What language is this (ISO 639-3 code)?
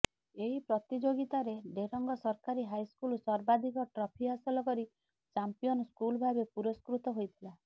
ori